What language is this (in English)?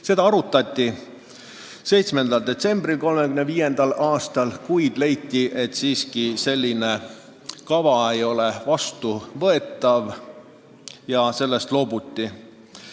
Estonian